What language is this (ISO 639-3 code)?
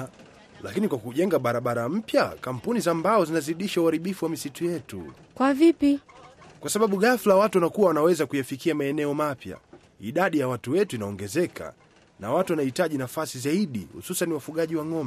swa